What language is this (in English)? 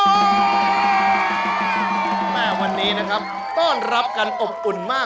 Thai